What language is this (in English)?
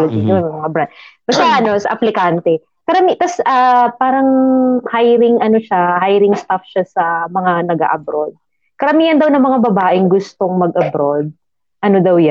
Filipino